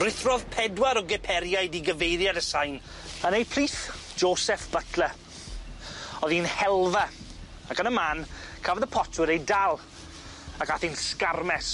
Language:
Welsh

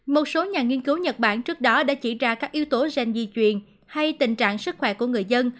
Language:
Vietnamese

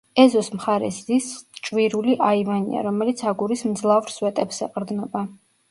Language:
Georgian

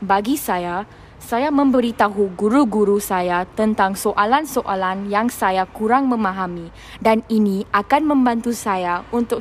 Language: Malay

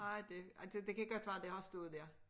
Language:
Danish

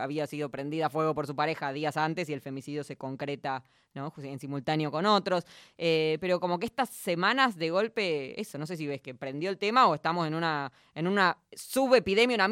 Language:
Spanish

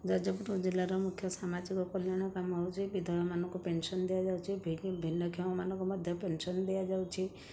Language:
Odia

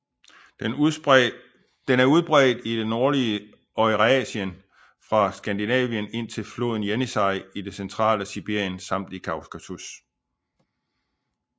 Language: Danish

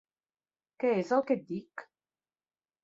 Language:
Catalan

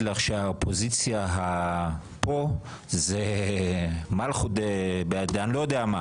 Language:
Hebrew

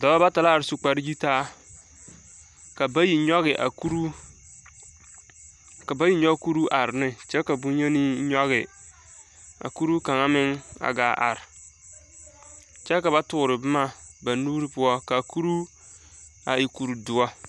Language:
Southern Dagaare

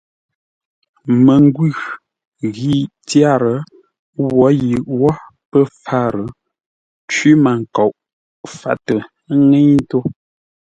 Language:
Ngombale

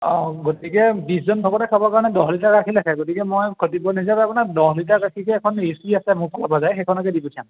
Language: Assamese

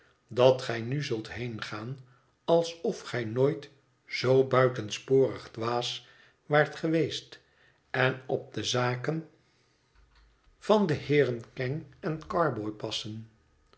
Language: Dutch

